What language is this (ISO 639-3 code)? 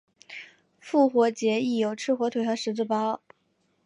zho